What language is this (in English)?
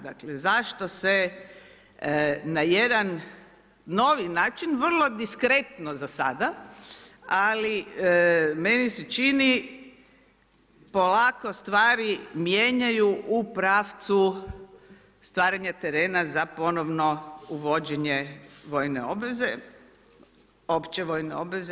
Croatian